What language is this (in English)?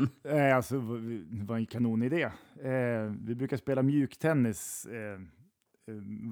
Swedish